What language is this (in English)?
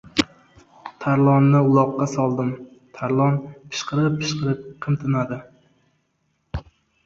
Uzbek